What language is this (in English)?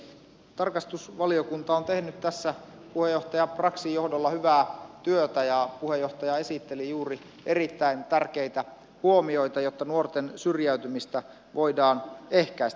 Finnish